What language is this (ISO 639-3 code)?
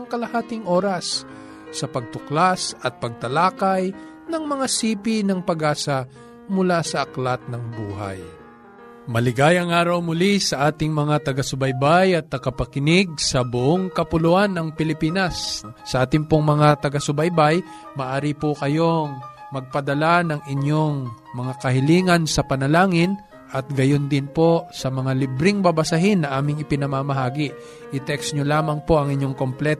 fil